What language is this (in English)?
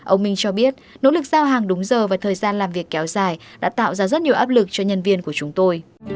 Vietnamese